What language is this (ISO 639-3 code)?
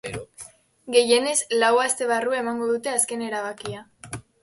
eus